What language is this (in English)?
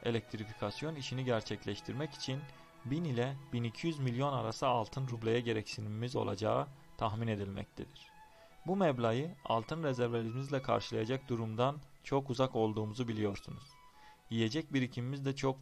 Turkish